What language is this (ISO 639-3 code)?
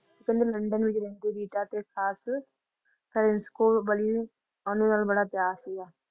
pan